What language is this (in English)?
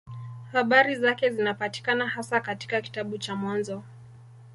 Swahili